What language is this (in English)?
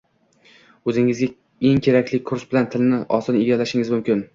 Uzbek